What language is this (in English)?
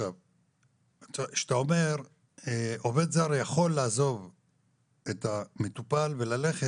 Hebrew